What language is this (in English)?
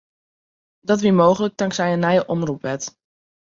Western Frisian